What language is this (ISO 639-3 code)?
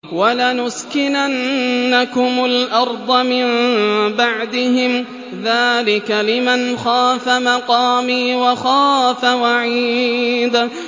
ara